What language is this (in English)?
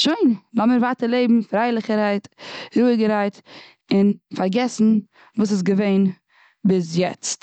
Yiddish